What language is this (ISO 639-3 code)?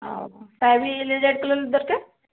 ori